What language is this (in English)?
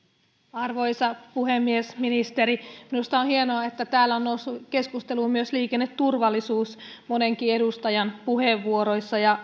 Finnish